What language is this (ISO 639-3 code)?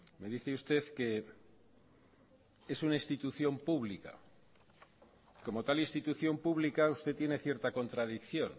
spa